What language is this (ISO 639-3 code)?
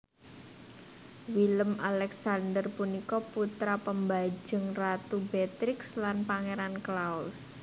jav